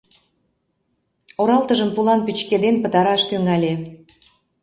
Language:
Mari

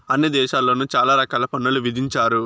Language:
Telugu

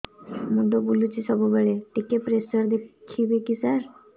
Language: Odia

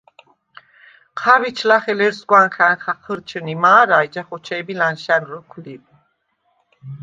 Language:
Svan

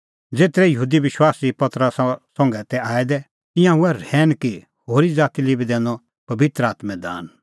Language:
Kullu Pahari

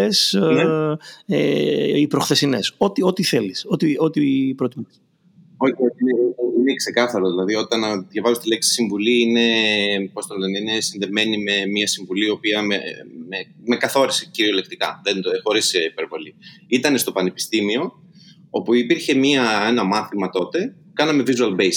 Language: Greek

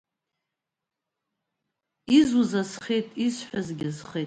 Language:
Abkhazian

